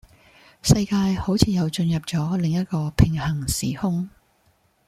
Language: Cantonese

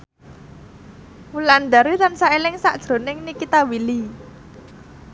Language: Javanese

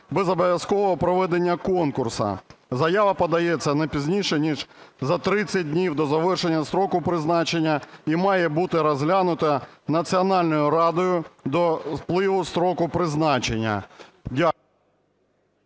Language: Ukrainian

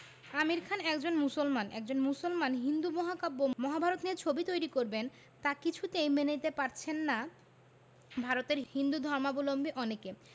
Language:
Bangla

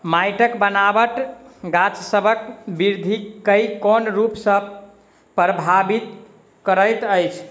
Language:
Maithili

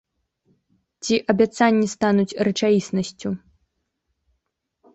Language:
Belarusian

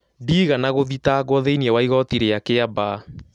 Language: Kikuyu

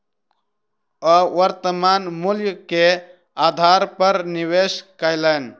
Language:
Maithili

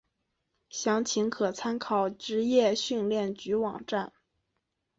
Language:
Chinese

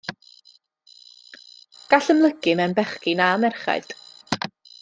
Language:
Welsh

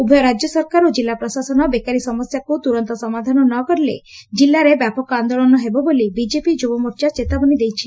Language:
Odia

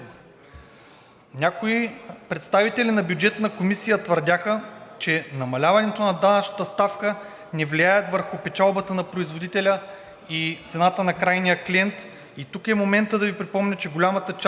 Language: Bulgarian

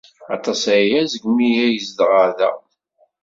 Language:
Kabyle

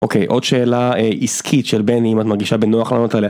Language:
Hebrew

